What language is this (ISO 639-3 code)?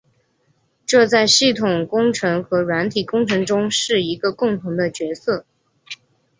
zho